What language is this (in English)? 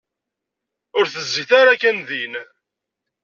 Kabyle